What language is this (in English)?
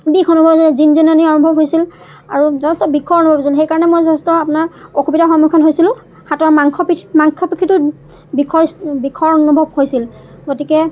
Assamese